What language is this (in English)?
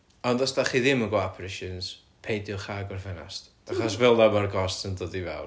Welsh